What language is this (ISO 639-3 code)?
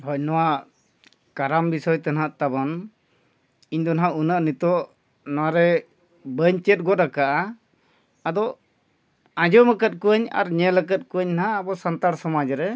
sat